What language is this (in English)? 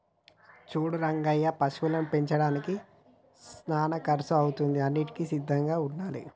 Telugu